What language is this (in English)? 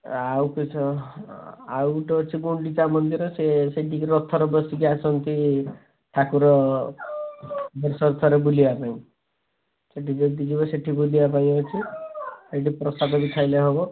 Odia